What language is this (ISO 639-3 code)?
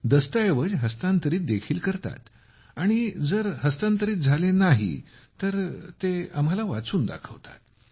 mar